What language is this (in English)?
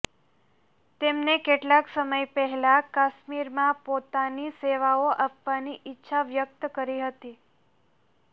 Gujarati